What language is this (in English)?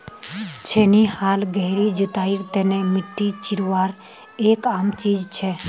Magahi